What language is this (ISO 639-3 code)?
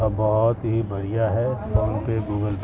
urd